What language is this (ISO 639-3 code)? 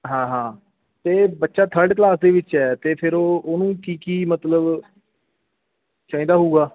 pan